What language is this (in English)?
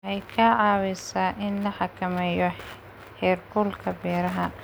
Somali